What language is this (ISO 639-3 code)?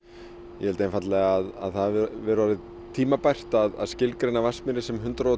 isl